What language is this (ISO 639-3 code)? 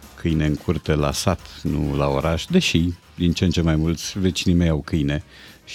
ron